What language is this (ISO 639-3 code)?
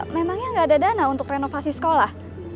ind